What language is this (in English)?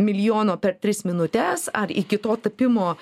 Lithuanian